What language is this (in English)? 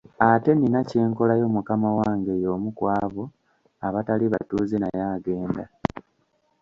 Ganda